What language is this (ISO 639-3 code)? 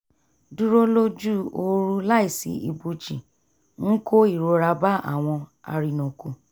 yor